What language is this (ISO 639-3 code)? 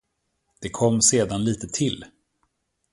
swe